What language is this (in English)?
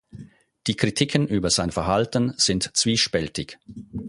German